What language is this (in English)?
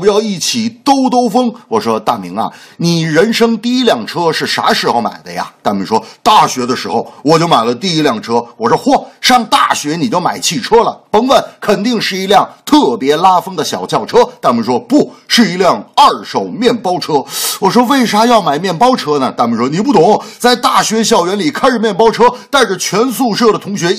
Chinese